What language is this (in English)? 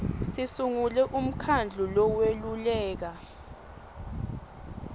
Swati